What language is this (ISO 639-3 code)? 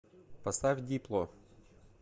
rus